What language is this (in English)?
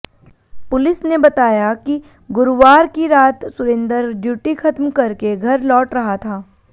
Hindi